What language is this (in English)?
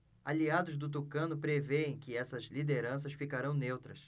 Portuguese